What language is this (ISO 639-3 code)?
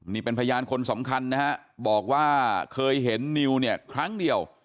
tha